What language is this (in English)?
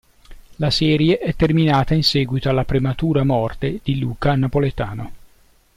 Italian